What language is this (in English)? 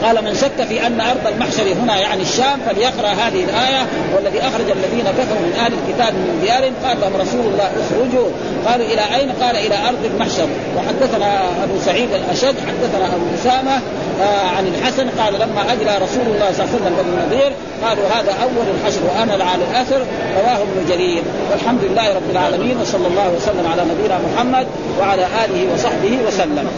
Arabic